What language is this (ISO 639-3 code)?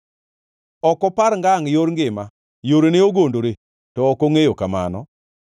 luo